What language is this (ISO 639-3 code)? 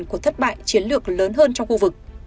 vie